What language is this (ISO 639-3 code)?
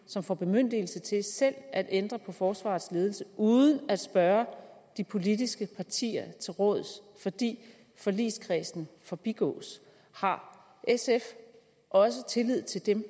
dan